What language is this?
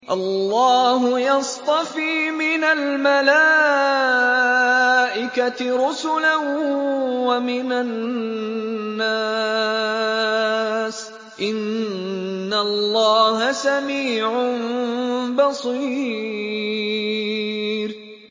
Arabic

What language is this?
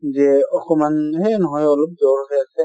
Assamese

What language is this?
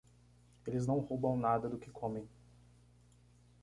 Portuguese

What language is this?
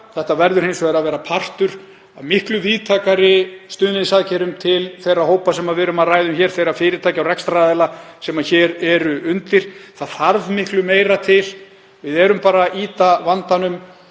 Icelandic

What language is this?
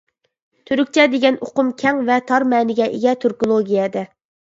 Uyghur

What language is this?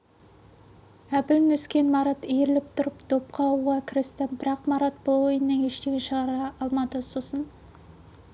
Kazakh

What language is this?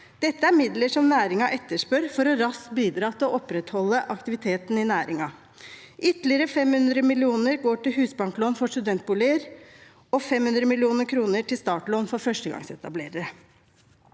Norwegian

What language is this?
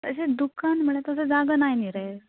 Konkani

